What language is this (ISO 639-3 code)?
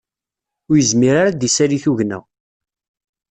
kab